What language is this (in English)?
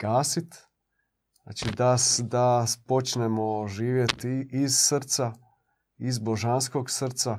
Croatian